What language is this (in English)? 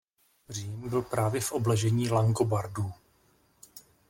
Czech